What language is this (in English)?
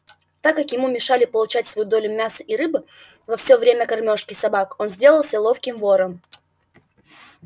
Russian